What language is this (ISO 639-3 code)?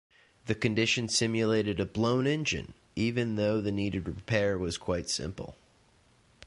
eng